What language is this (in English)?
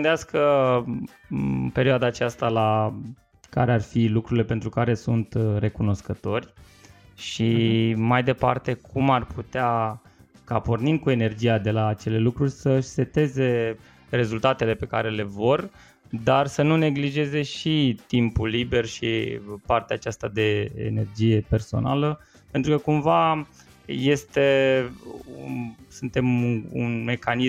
Romanian